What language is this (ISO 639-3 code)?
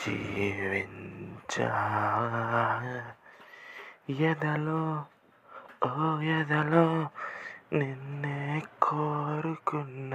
tel